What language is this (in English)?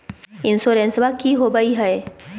Magahi